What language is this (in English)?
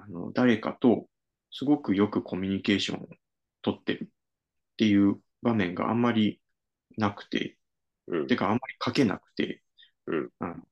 Japanese